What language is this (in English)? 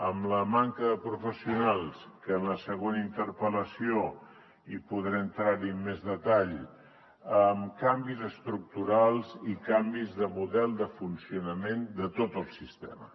Catalan